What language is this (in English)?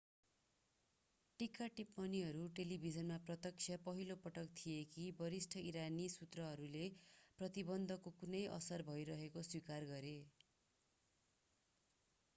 Nepali